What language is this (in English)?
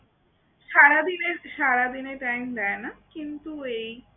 Bangla